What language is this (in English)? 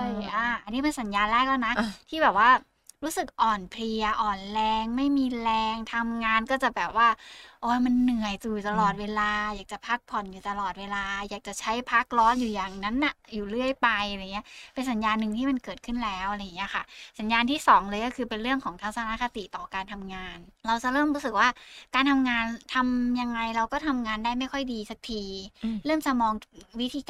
Thai